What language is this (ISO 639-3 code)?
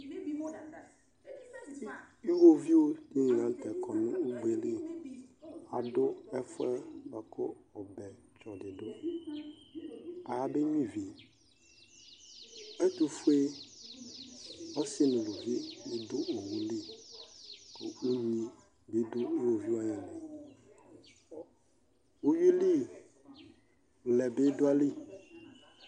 kpo